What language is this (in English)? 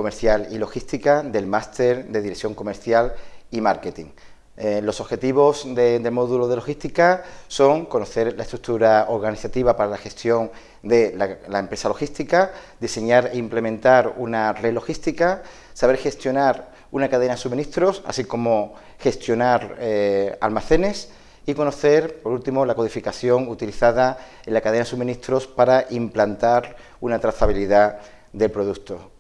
Spanish